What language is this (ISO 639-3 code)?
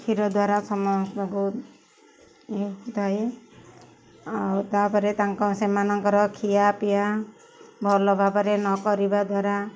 ori